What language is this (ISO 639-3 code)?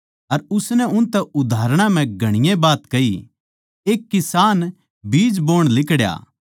bgc